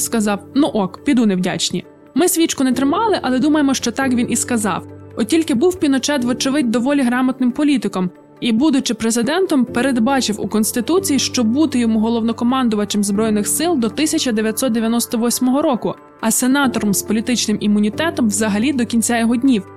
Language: Ukrainian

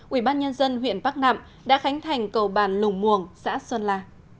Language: Vietnamese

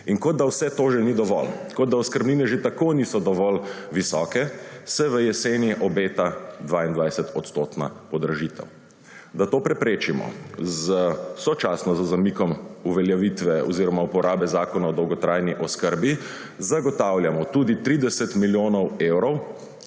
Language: Slovenian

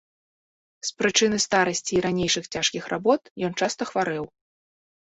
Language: Belarusian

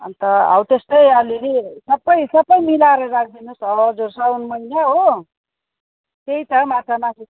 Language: Nepali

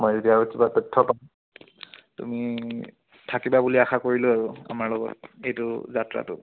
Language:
Assamese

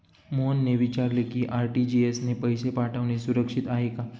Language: Marathi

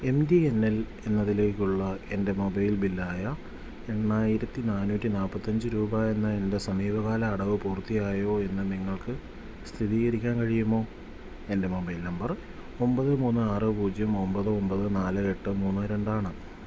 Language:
Malayalam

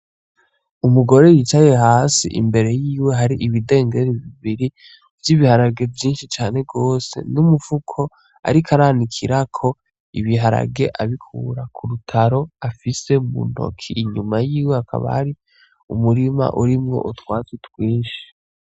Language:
Rundi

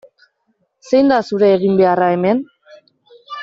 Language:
Basque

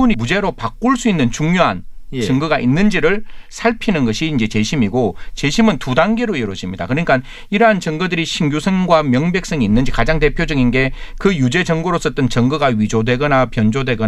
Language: Korean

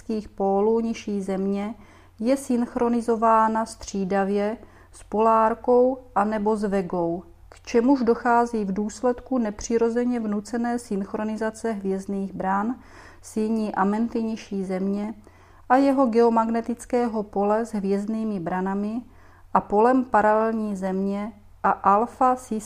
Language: Czech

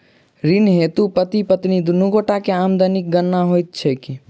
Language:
Maithili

